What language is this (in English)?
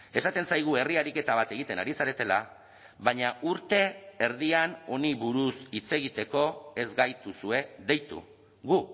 Basque